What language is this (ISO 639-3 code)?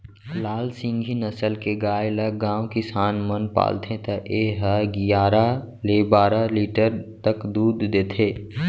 hne